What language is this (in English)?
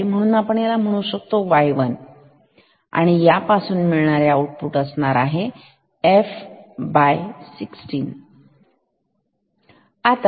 Marathi